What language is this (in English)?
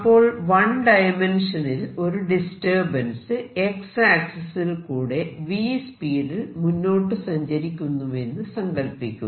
Malayalam